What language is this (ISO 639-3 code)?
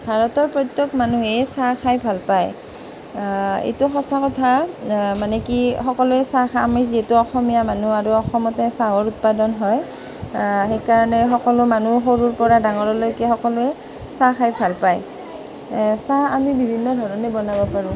asm